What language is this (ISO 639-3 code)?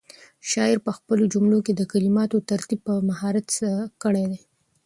pus